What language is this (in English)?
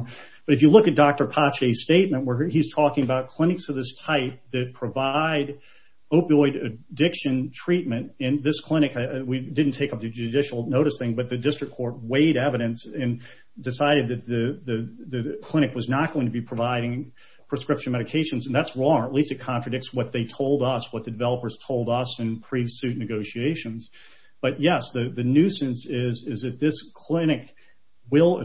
English